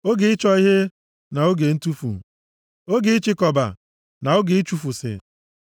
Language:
Igbo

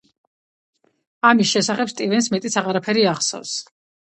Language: Georgian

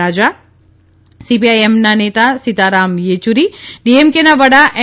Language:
Gujarati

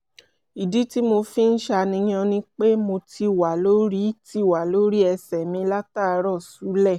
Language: Yoruba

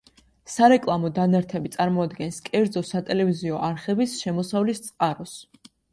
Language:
Georgian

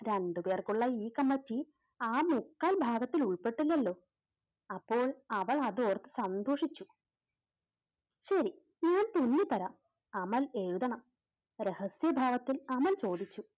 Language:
Malayalam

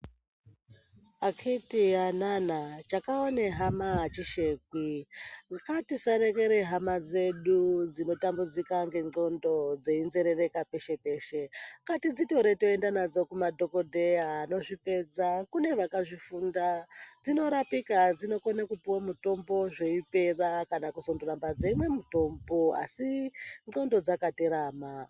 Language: Ndau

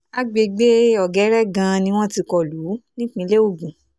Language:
Yoruba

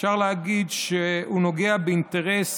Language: Hebrew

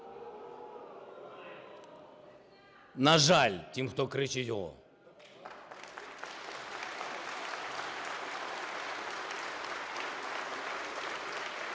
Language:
Ukrainian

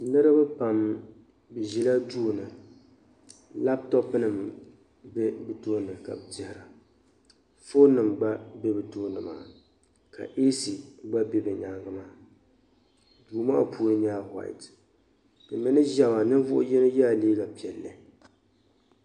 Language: Dagbani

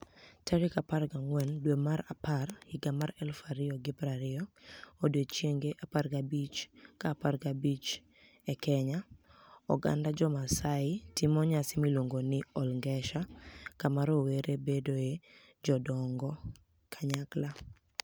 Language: Luo (Kenya and Tanzania)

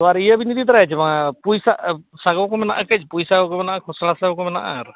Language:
Santali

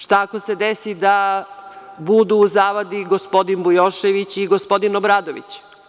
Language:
Serbian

